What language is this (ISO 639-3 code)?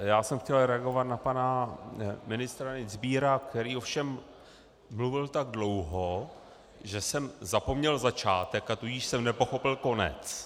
ces